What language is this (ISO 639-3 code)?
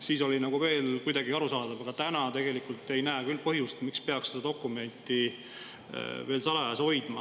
est